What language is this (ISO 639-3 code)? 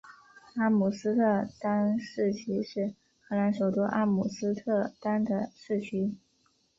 zho